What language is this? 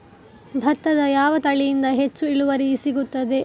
Kannada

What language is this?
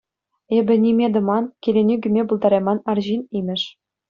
Chuvash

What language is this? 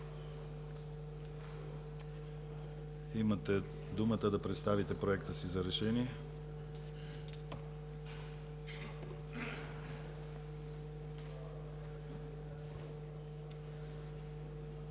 Bulgarian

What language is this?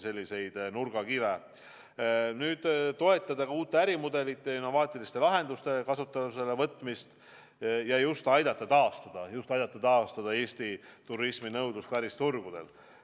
Estonian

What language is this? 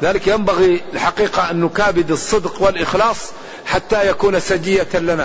Arabic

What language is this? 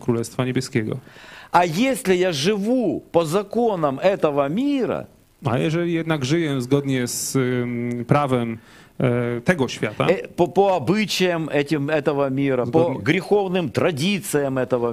Polish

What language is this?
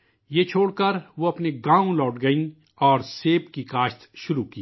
Urdu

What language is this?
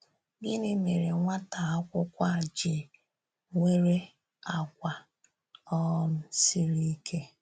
Igbo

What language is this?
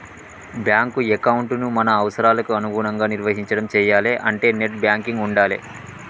Telugu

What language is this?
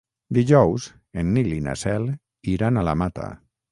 Catalan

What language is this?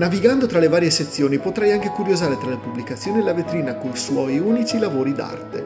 Italian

